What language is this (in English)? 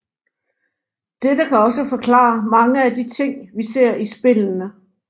Danish